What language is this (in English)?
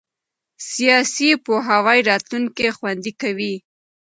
Pashto